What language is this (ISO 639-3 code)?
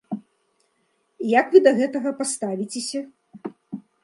bel